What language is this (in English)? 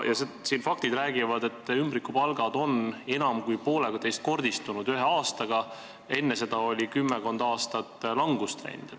Estonian